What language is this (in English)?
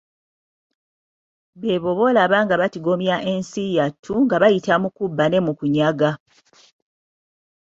Ganda